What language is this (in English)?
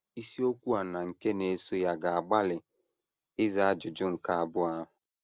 Igbo